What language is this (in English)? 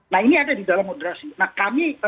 Indonesian